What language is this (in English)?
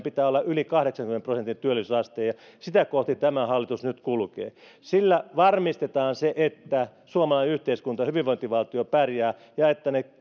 Finnish